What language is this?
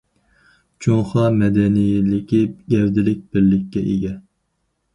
Uyghur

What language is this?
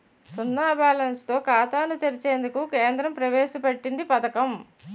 Telugu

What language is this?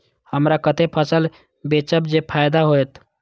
Maithili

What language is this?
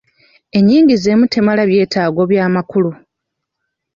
Ganda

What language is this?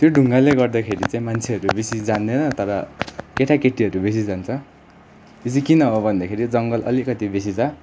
Nepali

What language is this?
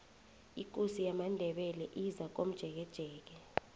South Ndebele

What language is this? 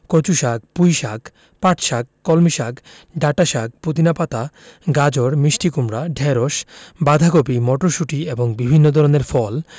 Bangla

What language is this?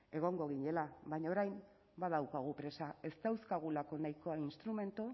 Basque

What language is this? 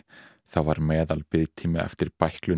Icelandic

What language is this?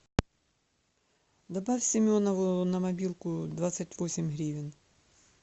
Russian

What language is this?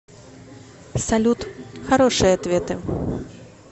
Russian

